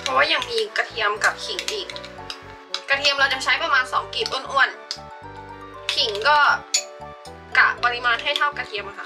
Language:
Thai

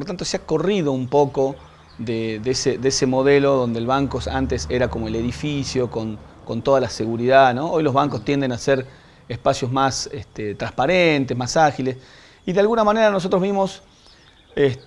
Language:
Spanish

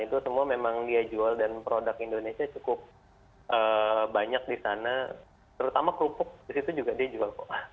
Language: Indonesian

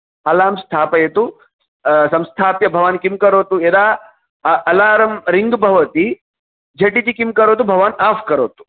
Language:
Sanskrit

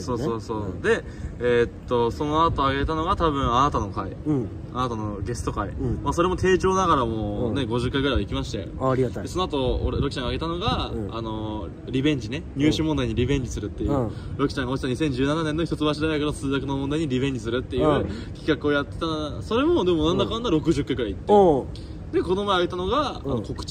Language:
Japanese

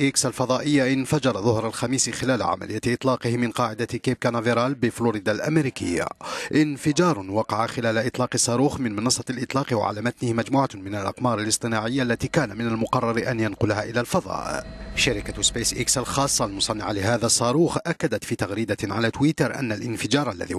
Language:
Arabic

